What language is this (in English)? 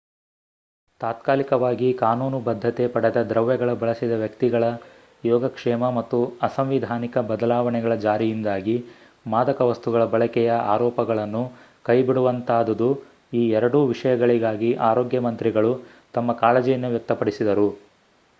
Kannada